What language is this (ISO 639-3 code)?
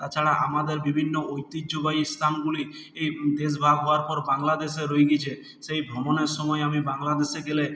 ben